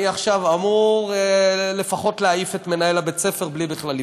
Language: Hebrew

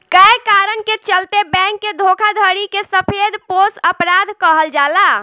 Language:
Bhojpuri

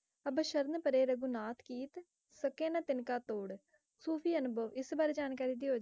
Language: Punjabi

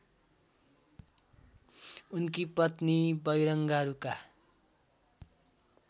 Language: Nepali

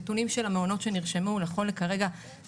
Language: Hebrew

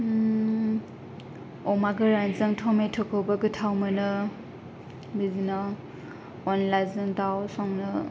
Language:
Bodo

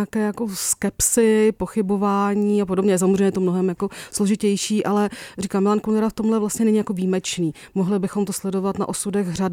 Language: Czech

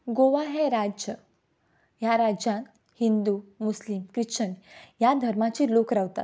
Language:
Konkani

